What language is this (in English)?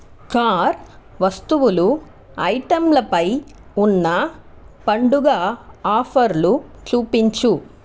Telugu